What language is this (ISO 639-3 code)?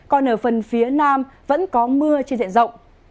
vie